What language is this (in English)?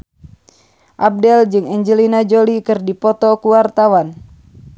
Sundanese